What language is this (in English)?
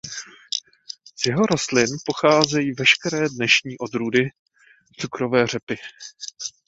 Czech